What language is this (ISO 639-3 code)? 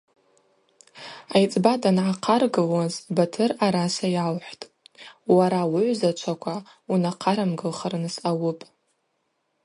abq